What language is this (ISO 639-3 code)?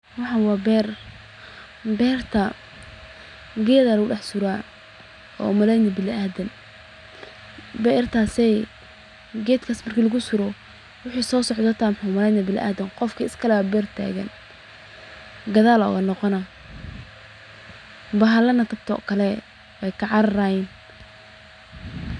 som